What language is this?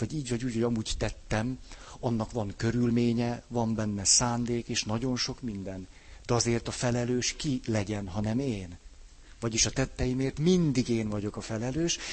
Hungarian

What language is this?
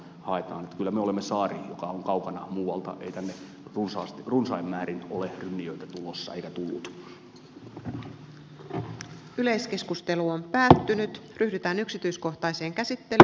Finnish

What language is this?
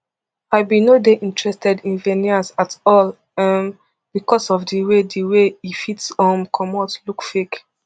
Nigerian Pidgin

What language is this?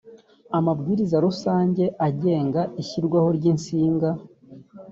Kinyarwanda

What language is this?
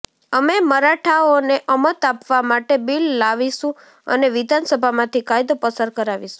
Gujarati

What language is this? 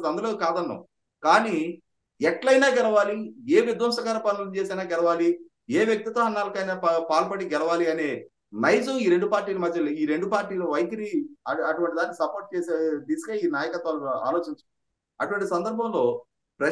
Telugu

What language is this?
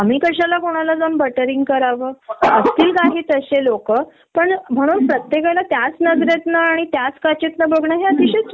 Marathi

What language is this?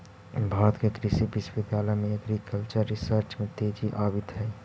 Magahi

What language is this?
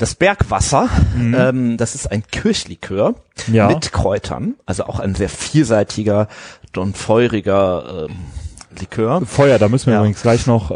German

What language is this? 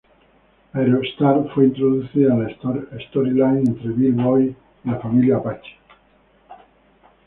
Spanish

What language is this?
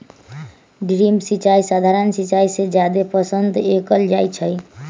Magahi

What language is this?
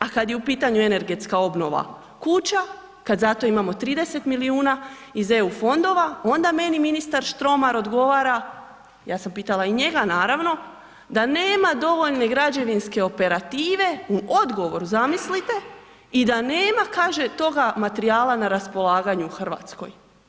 Croatian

